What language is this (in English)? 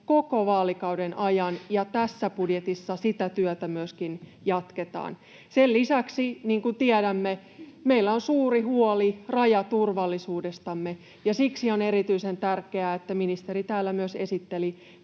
Finnish